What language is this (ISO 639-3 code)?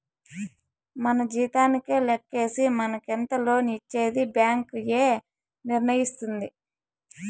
tel